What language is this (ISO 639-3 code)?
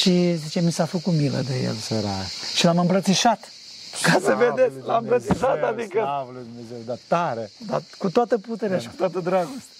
ron